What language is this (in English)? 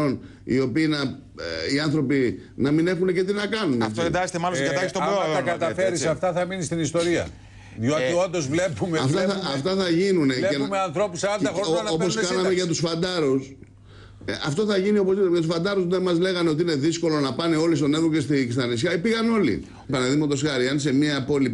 Greek